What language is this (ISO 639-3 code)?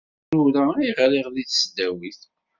kab